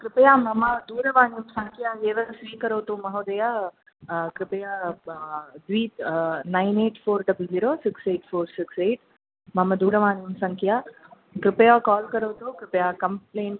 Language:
Sanskrit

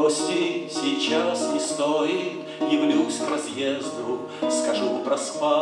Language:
Russian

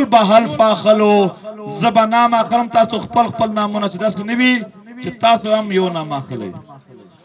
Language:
Romanian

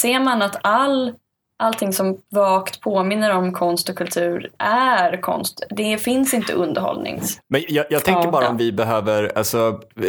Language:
Swedish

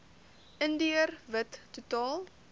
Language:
Afrikaans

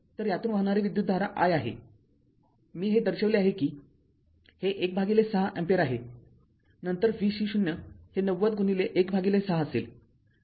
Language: Marathi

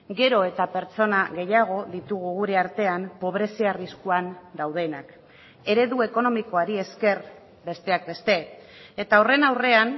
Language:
Basque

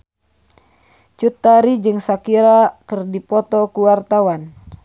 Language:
Sundanese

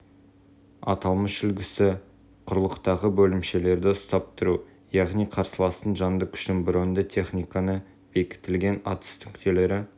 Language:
Kazakh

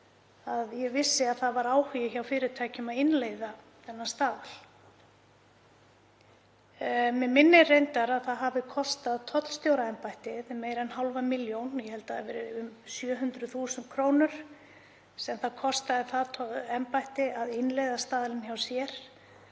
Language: Icelandic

